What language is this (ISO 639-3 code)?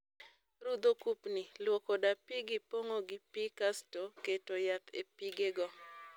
luo